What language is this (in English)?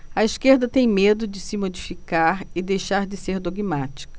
Portuguese